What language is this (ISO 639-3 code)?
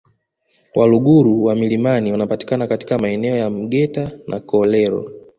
swa